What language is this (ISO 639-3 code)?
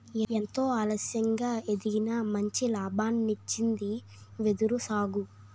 tel